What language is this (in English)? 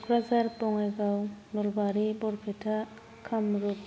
Bodo